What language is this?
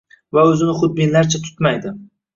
Uzbek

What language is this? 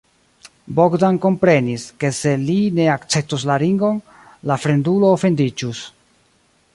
Esperanto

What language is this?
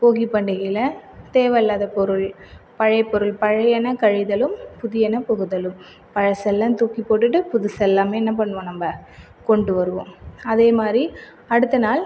Tamil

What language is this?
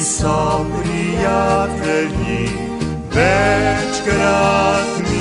Romanian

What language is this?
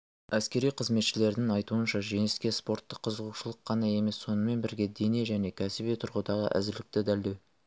Kazakh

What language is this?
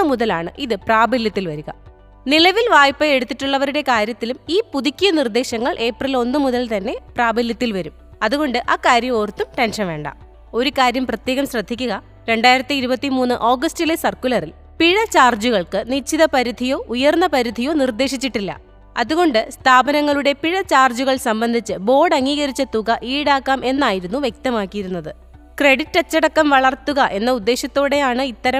Malayalam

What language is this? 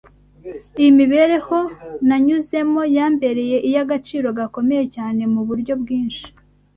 Kinyarwanda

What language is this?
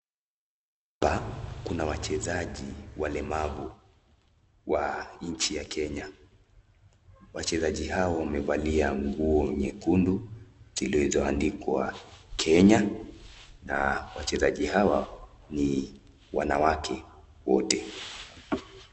Swahili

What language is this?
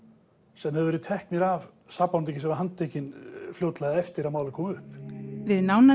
Icelandic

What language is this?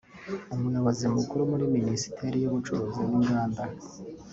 Kinyarwanda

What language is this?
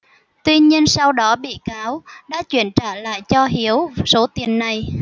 Vietnamese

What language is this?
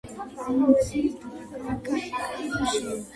Georgian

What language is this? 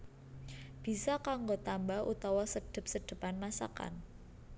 Javanese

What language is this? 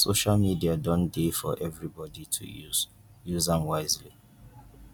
Nigerian Pidgin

